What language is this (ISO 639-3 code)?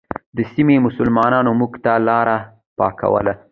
pus